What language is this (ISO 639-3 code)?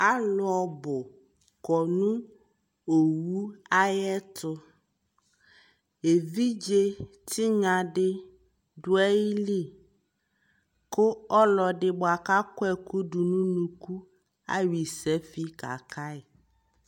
kpo